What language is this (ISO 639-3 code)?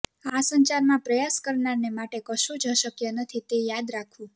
guj